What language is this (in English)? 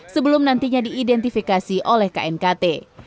Indonesian